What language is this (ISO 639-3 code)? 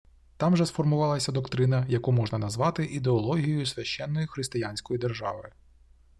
ukr